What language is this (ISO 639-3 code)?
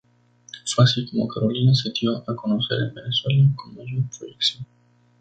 spa